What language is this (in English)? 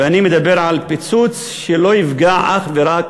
Hebrew